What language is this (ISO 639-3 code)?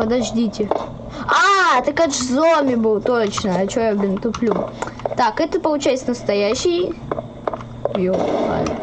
rus